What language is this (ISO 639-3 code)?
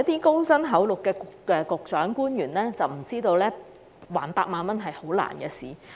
yue